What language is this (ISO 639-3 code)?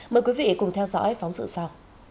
vie